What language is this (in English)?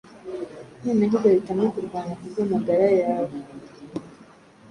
Kinyarwanda